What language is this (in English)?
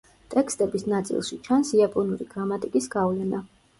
Georgian